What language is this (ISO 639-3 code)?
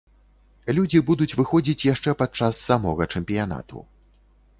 bel